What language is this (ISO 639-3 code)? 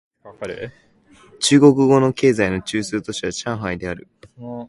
jpn